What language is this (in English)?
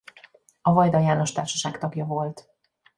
Hungarian